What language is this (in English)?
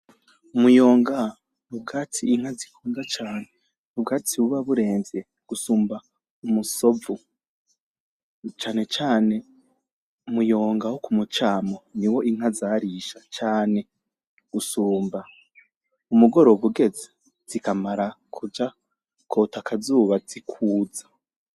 Rundi